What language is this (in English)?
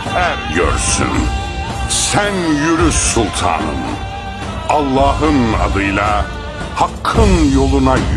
Turkish